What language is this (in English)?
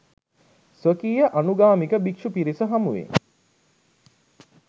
Sinhala